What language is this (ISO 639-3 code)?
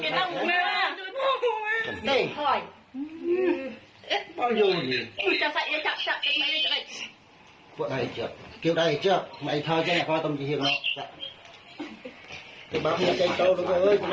tha